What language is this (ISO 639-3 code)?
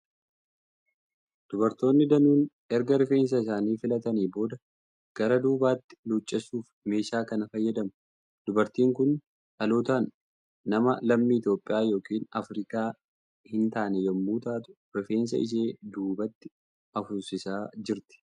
orm